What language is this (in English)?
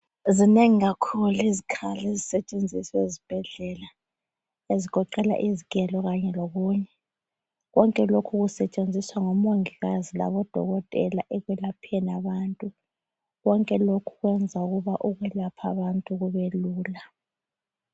North Ndebele